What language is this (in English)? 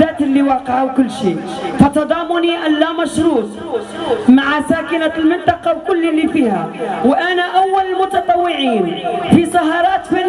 Arabic